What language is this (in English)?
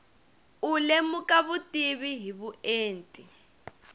Tsonga